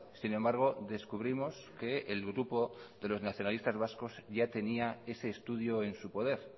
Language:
Spanish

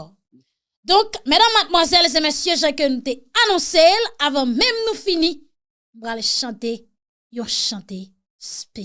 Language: French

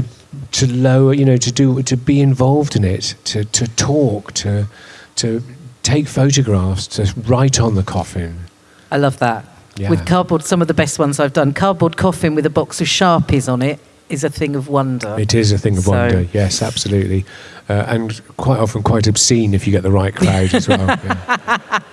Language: English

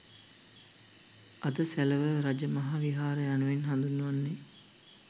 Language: Sinhala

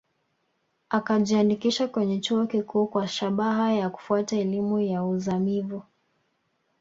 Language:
Swahili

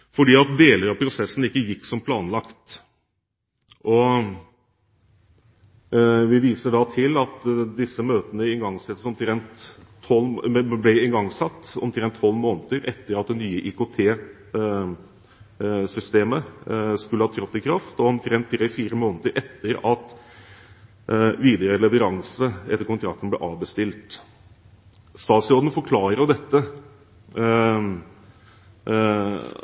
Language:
Norwegian Bokmål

